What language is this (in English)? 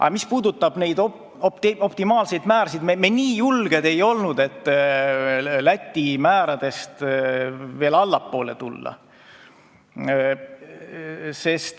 Estonian